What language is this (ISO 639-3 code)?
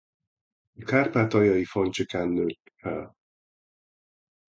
hun